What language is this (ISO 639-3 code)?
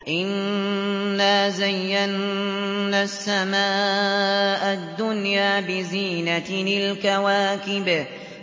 ara